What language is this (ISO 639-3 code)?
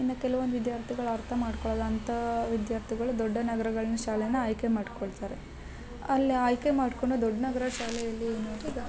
kan